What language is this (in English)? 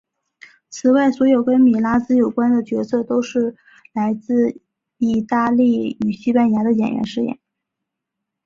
Chinese